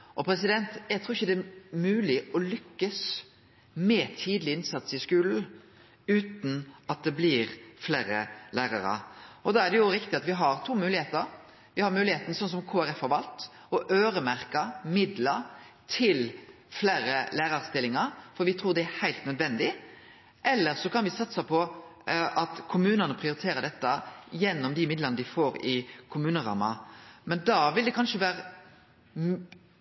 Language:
Norwegian Nynorsk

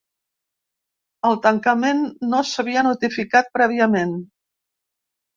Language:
Catalan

